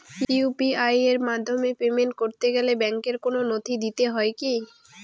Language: Bangla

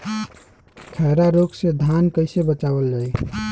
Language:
Bhojpuri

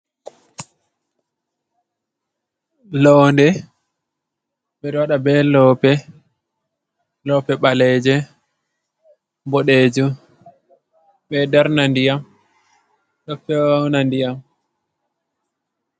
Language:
Fula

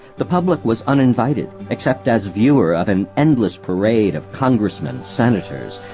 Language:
English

